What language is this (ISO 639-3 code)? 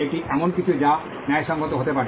ben